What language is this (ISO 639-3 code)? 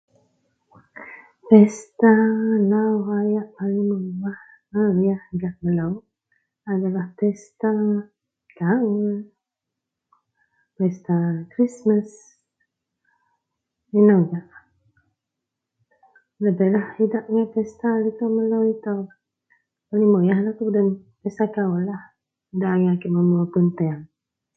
mel